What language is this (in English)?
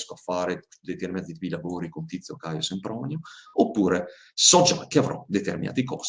Italian